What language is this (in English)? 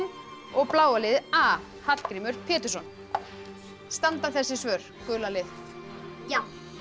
Icelandic